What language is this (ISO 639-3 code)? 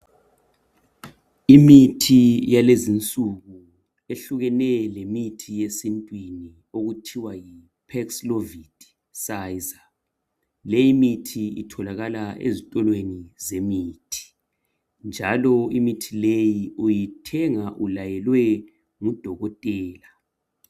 nde